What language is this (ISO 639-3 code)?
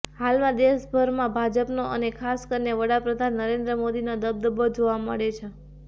guj